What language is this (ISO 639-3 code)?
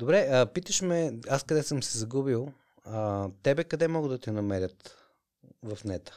bul